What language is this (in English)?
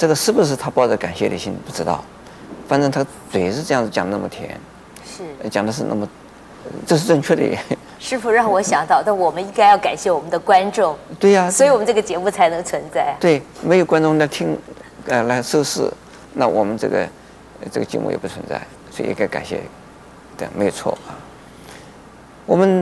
Chinese